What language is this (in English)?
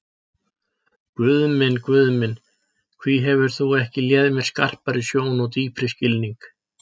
Icelandic